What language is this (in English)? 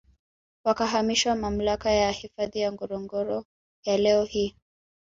Swahili